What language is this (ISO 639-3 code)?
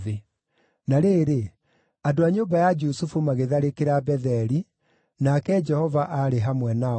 kik